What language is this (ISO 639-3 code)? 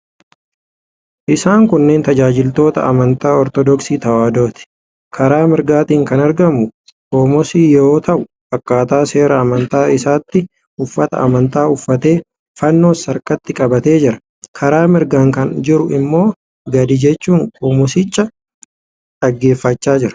orm